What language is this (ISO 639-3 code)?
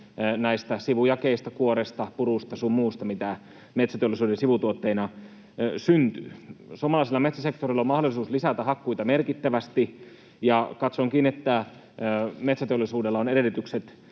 fin